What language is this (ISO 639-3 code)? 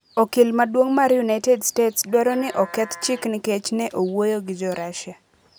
luo